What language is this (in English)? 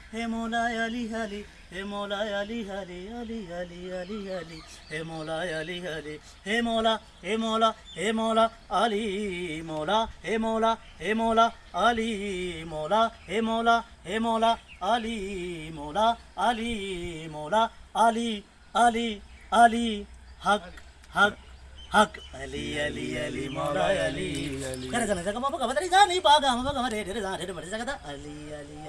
Punjabi